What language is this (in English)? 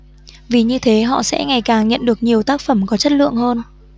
Vietnamese